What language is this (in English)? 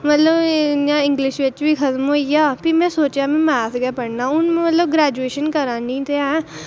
Dogri